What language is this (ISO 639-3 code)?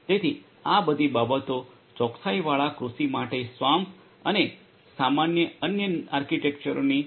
guj